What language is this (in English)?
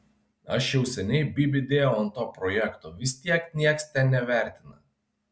Lithuanian